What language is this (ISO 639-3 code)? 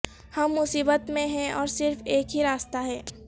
urd